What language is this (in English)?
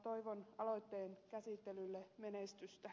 Finnish